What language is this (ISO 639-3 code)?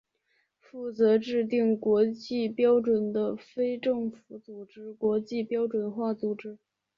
zho